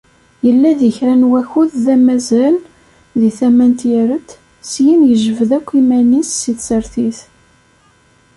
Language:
Kabyle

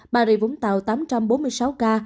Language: Vietnamese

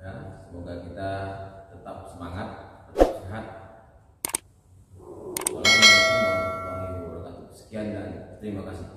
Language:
Indonesian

